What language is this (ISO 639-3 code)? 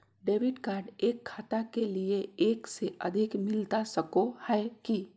mag